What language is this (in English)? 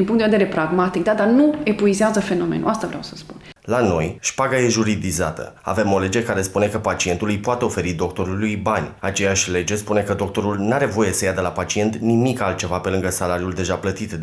Romanian